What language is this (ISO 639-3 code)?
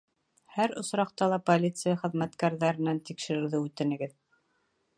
bak